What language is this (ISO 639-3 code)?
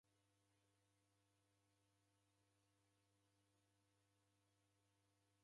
dav